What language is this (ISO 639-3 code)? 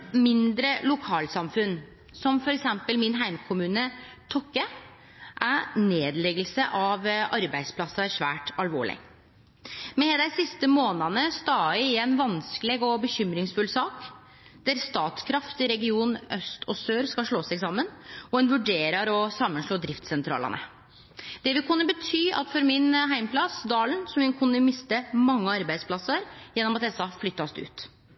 nno